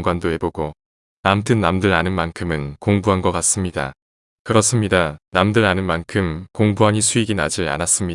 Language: Korean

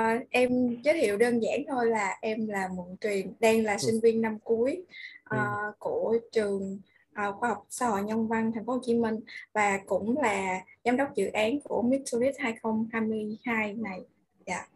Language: Vietnamese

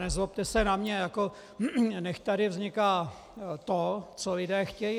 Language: Czech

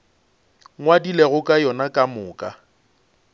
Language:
Northern Sotho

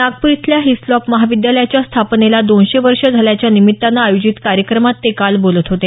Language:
Marathi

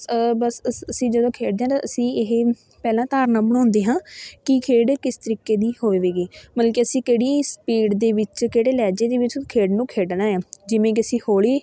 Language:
Punjabi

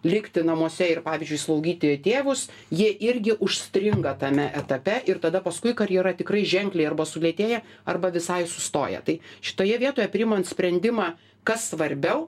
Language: Lithuanian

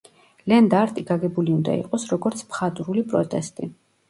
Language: Georgian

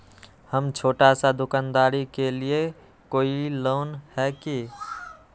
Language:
Magahi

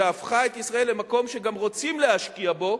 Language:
Hebrew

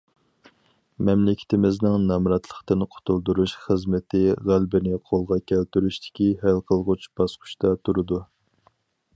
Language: Uyghur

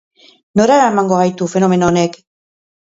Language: Basque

